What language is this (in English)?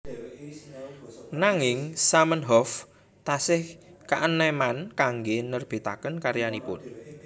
Javanese